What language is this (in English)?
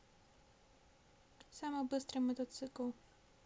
Russian